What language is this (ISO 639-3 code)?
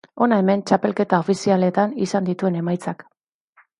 eus